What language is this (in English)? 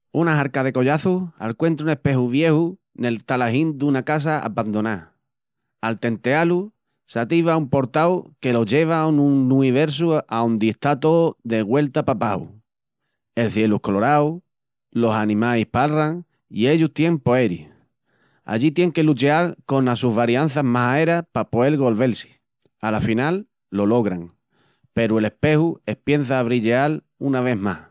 Extremaduran